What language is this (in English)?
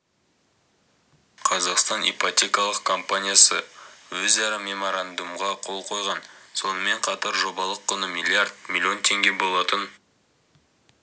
Kazakh